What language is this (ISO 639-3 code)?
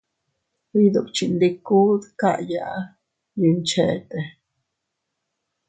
cut